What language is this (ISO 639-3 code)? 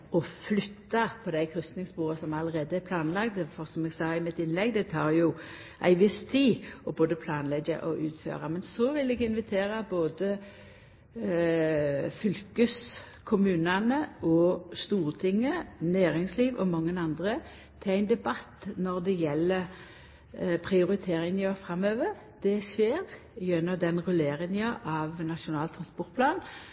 nno